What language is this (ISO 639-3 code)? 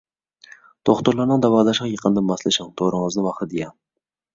uig